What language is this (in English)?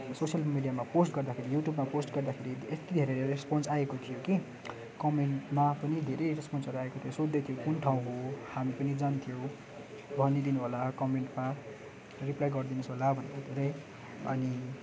Nepali